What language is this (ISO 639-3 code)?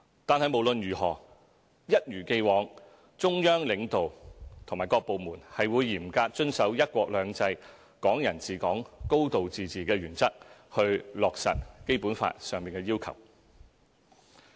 yue